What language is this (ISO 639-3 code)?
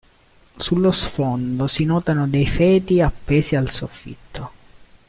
ita